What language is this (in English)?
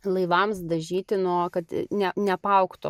Lithuanian